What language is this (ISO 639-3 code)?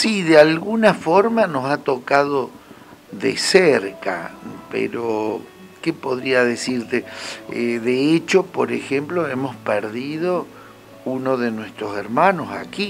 spa